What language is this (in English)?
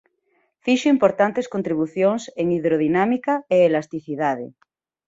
Galician